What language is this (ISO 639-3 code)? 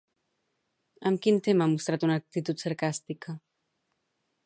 cat